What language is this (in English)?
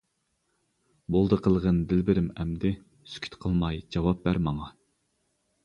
Uyghur